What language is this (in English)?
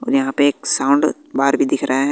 Hindi